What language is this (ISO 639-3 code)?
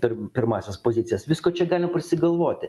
lit